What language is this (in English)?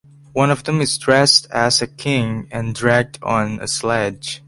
English